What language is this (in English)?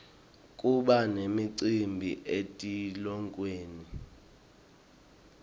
Swati